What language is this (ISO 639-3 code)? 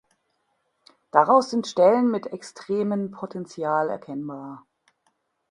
deu